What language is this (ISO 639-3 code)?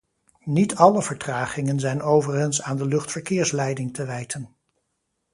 nld